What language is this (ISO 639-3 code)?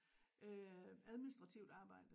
dan